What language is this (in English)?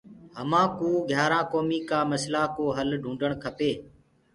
Gurgula